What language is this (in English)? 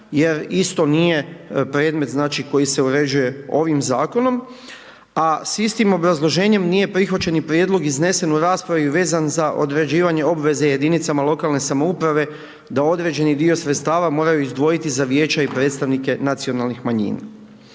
Croatian